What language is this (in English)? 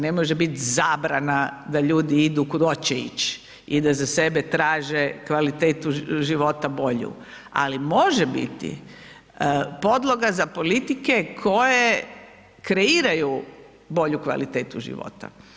Croatian